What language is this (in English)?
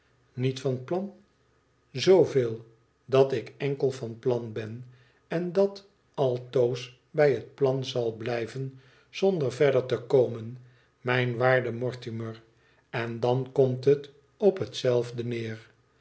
Dutch